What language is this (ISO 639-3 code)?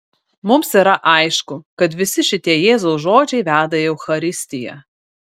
lit